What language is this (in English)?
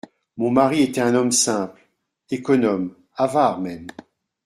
French